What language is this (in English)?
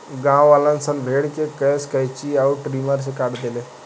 Bhojpuri